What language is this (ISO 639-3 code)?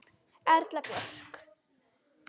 isl